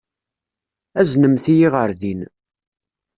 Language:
Kabyle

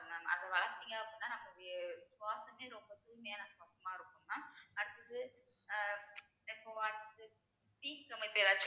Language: Tamil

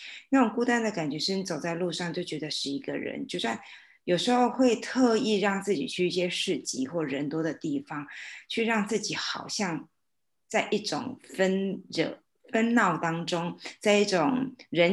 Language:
Chinese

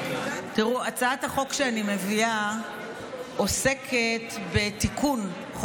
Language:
Hebrew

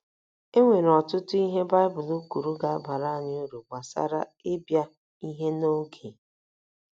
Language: Igbo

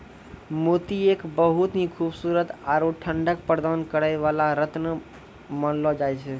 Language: Maithili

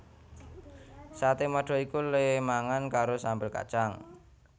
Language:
Javanese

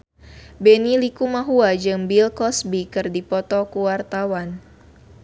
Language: Sundanese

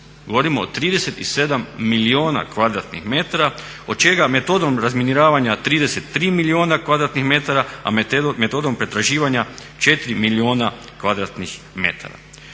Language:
Croatian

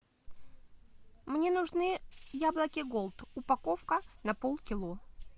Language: Russian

